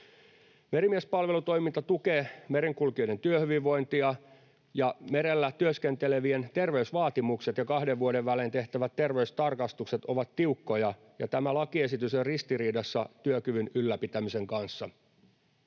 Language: Finnish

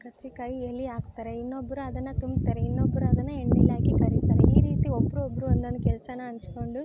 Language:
Kannada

